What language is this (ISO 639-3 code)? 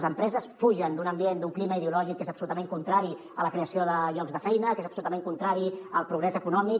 cat